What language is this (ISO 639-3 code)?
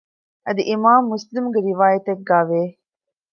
div